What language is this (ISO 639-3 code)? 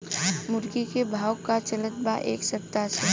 bho